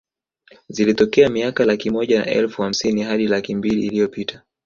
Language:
Swahili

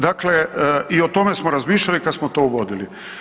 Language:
Croatian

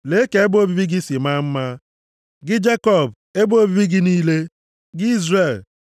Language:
Igbo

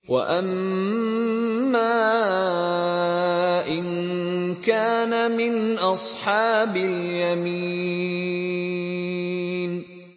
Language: Arabic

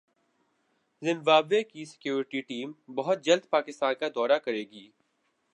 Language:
Urdu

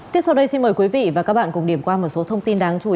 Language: Vietnamese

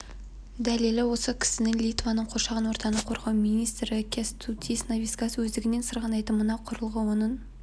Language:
Kazakh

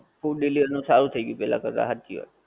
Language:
Gujarati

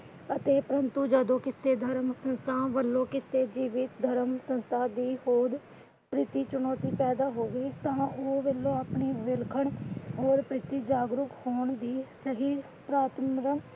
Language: Punjabi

